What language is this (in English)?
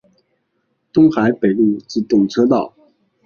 Chinese